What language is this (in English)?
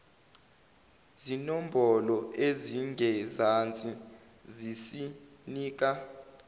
Zulu